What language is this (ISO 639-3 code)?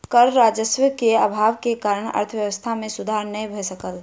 mai